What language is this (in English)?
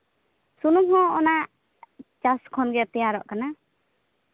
Santali